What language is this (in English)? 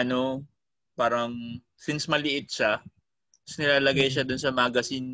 Filipino